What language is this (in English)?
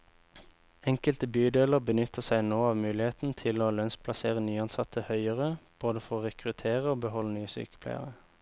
Norwegian